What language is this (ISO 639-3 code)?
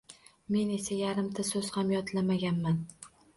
uzb